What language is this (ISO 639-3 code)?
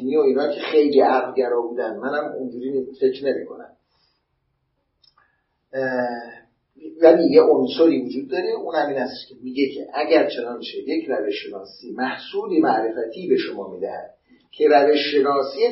fas